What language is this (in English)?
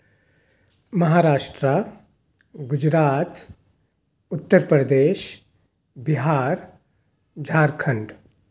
Urdu